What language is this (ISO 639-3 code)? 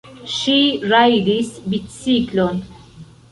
epo